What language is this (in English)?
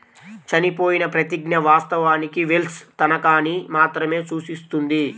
Telugu